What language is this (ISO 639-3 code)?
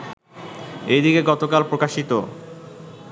ben